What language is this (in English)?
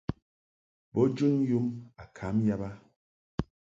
Mungaka